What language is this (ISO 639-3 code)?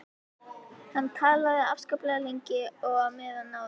isl